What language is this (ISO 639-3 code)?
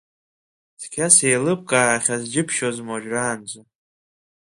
abk